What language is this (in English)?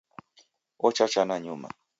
Taita